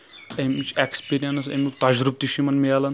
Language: Kashmiri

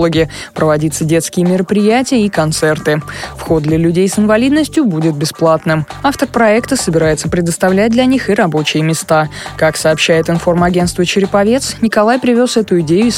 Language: Russian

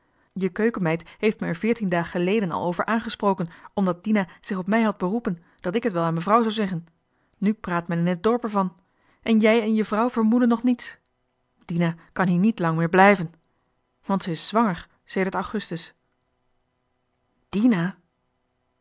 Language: Dutch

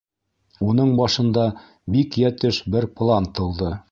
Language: Bashkir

